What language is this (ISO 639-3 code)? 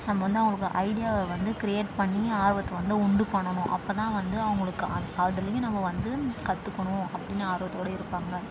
tam